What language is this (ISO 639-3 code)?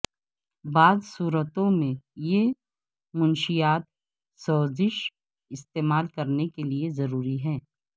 urd